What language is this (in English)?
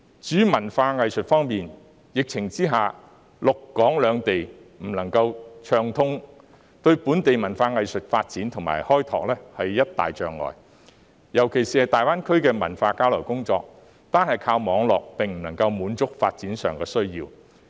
Cantonese